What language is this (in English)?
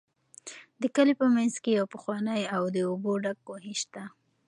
Pashto